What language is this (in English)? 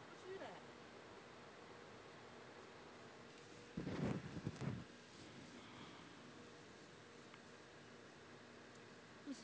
Chinese